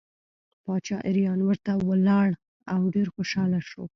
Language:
Pashto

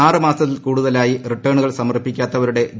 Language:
Malayalam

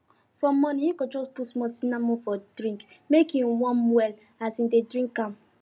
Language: Nigerian Pidgin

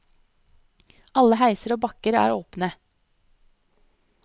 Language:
Norwegian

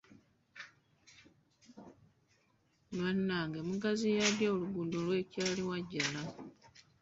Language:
Ganda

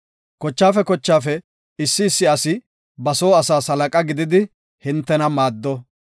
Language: Gofa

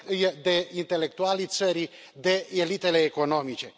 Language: Romanian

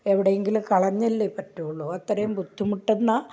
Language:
Malayalam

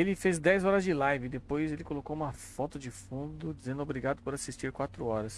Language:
Portuguese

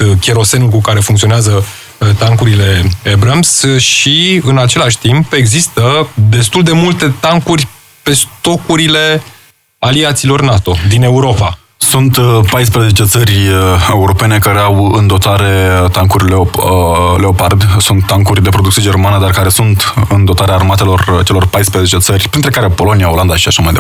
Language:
Romanian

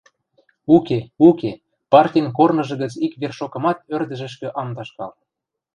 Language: Western Mari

